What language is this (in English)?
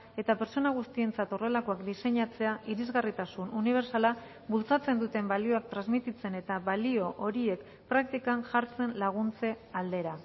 Basque